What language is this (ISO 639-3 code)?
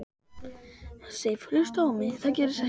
isl